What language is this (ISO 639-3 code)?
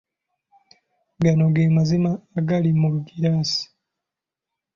lug